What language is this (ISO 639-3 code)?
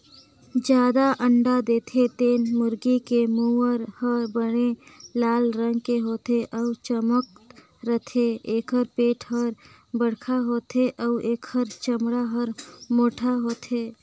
hne